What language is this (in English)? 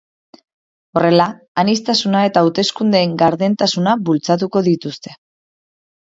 Basque